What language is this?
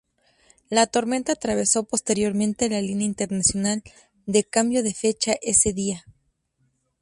Spanish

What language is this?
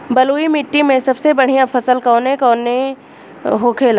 Bhojpuri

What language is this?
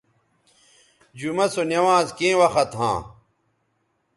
Bateri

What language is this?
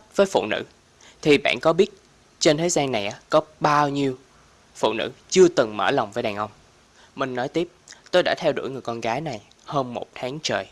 Vietnamese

